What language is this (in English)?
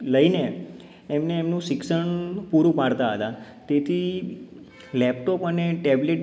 Gujarati